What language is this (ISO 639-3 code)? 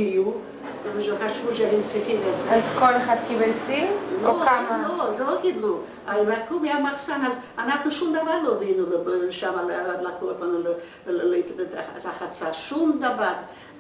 heb